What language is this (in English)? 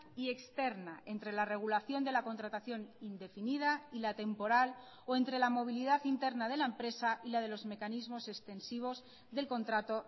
Spanish